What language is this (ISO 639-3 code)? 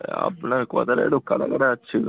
ben